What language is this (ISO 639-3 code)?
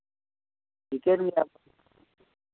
sat